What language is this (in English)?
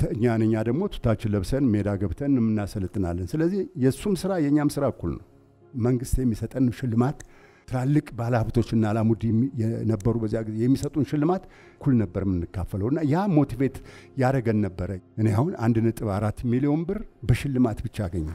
Arabic